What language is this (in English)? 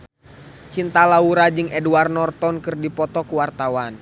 Sundanese